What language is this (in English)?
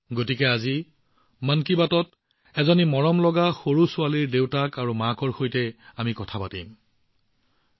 Assamese